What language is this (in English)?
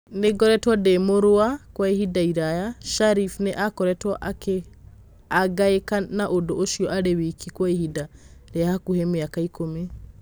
Kikuyu